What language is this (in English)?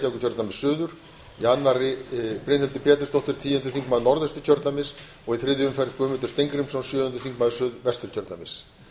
Icelandic